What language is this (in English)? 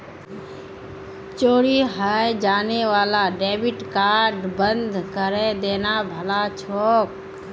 Magahi